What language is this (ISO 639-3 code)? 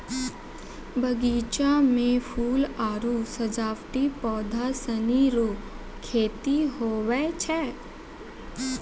mai